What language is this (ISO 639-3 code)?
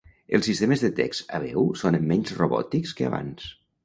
cat